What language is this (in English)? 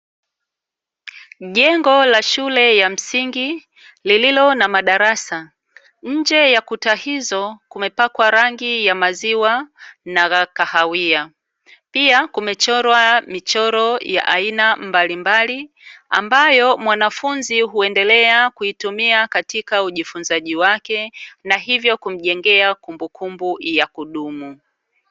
Swahili